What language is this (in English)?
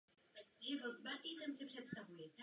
Czech